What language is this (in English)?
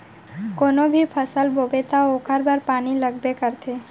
Chhattisgarhi